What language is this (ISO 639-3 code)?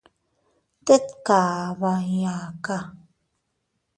cut